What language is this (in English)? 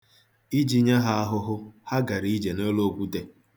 Igbo